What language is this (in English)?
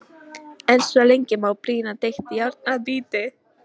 Icelandic